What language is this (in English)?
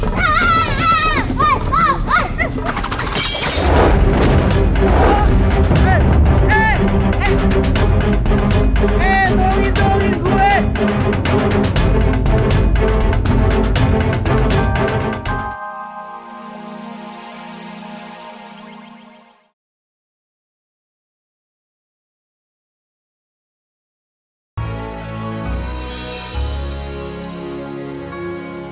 Indonesian